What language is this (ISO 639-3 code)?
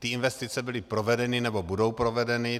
ces